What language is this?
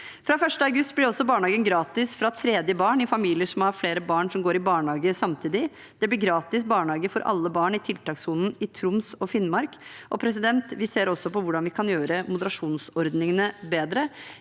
Norwegian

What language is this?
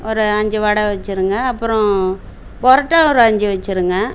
Tamil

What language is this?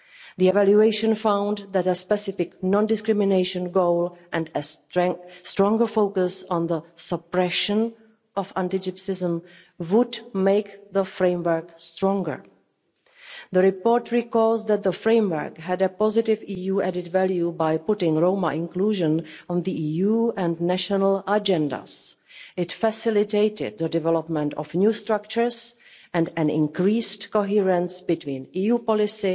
English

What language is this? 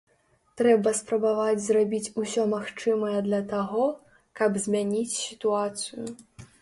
Belarusian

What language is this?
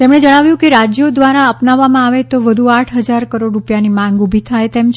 Gujarati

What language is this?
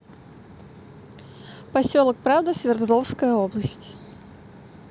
Russian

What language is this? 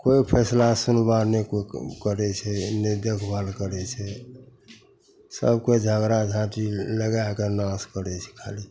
Maithili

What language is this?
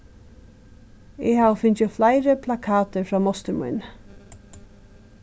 Faroese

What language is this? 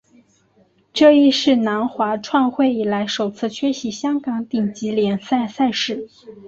Chinese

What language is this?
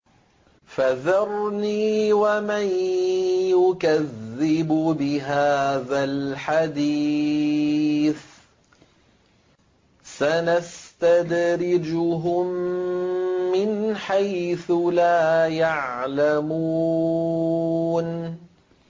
Arabic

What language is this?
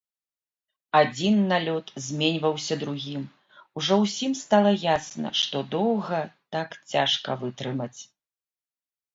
Belarusian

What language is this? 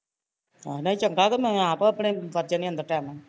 Punjabi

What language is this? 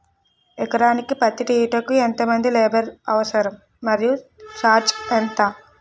Telugu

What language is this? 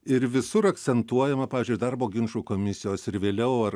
Lithuanian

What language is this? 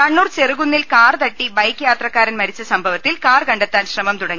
Malayalam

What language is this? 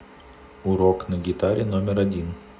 Russian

